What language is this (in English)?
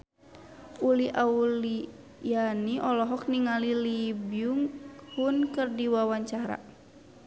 Sundanese